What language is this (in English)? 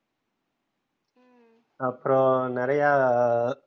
Tamil